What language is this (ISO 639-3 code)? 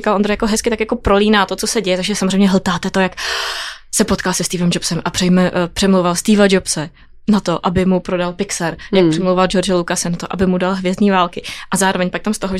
ces